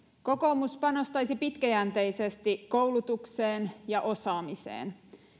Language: Finnish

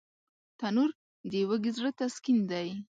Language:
Pashto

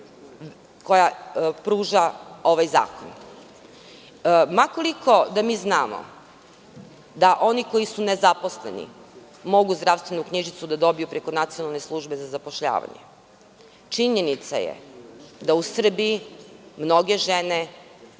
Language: Serbian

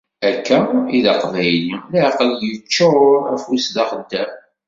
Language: Kabyle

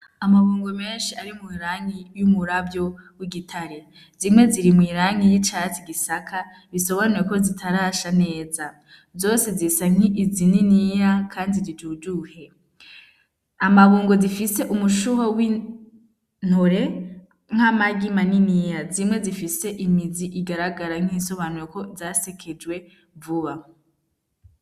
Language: Rundi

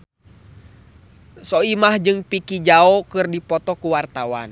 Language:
Sundanese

